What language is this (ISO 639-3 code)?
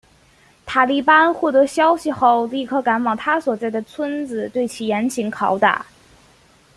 zho